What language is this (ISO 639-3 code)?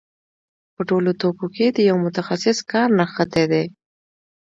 pus